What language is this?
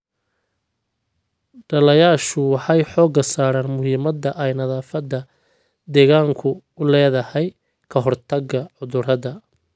Somali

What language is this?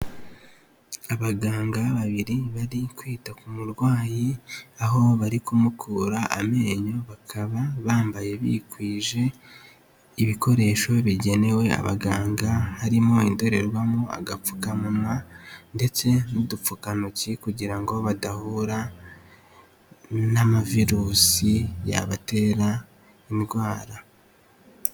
Kinyarwanda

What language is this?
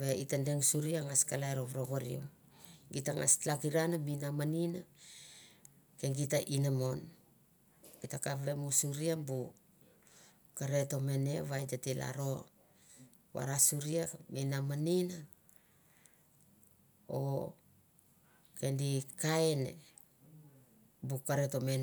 Mandara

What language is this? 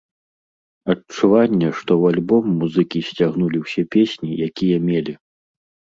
Belarusian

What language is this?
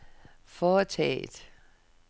Danish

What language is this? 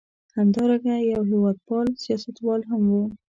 Pashto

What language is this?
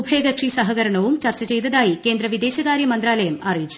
Malayalam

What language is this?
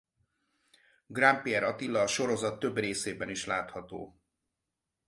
Hungarian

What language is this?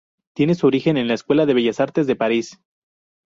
Spanish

